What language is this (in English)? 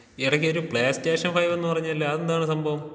Malayalam